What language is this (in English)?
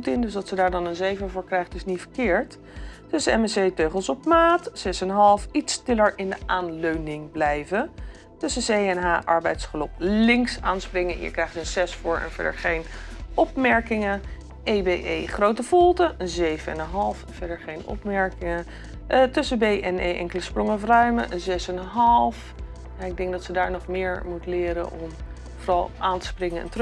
Dutch